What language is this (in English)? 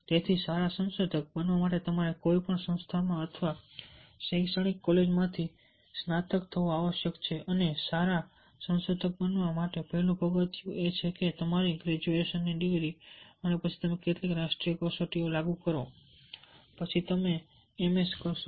Gujarati